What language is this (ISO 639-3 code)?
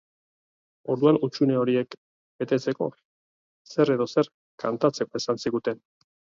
eus